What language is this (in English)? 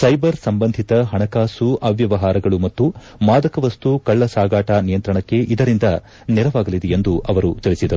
Kannada